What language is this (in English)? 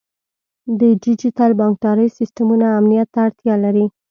Pashto